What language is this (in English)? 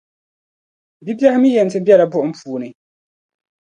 Dagbani